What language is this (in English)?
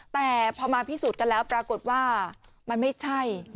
Thai